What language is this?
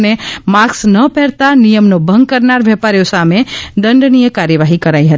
Gujarati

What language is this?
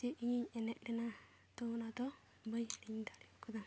Santali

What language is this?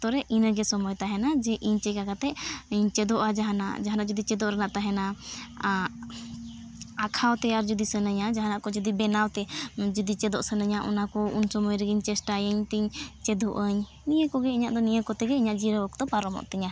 Santali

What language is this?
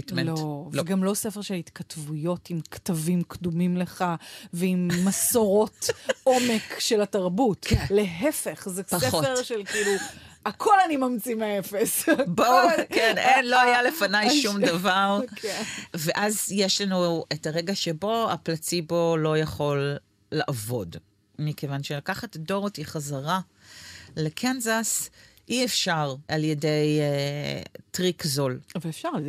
Hebrew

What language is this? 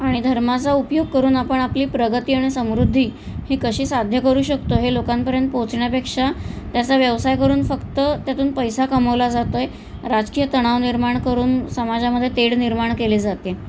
Marathi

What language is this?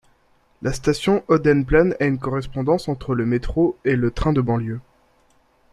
French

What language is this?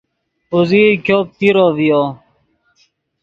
Yidgha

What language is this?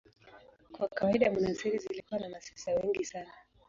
Swahili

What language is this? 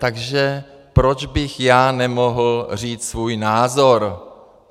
Czech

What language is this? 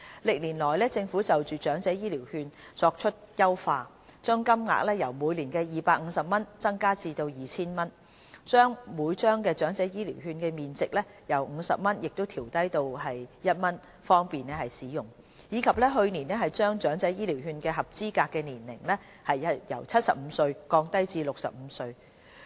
Cantonese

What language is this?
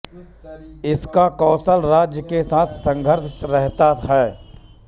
Hindi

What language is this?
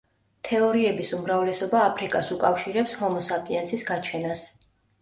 Georgian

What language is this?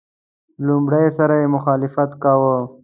Pashto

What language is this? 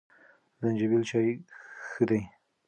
Pashto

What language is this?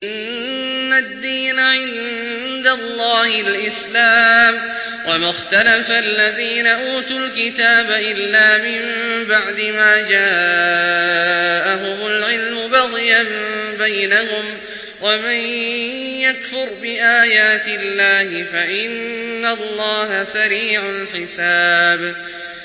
Arabic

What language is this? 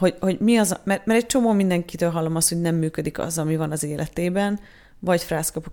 Hungarian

